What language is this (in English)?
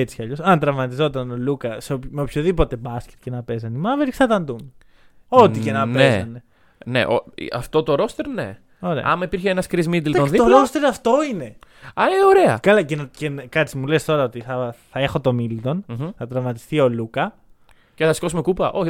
Greek